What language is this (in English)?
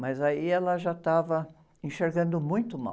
Portuguese